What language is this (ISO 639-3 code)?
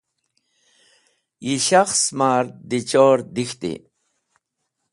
wbl